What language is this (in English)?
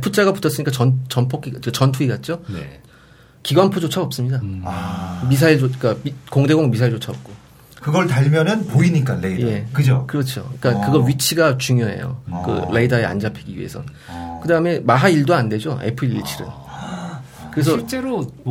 Korean